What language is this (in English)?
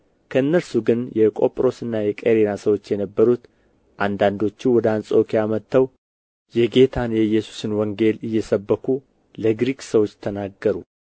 Amharic